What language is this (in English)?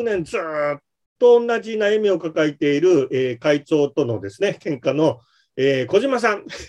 Japanese